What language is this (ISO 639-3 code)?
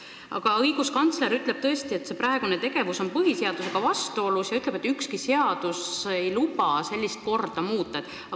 est